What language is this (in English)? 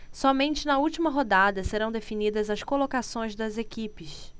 Portuguese